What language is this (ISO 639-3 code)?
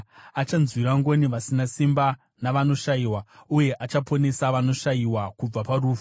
sna